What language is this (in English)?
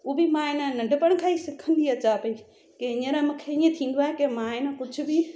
Sindhi